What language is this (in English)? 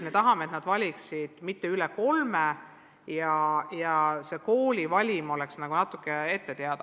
Estonian